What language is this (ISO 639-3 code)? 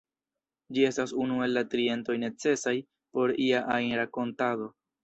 epo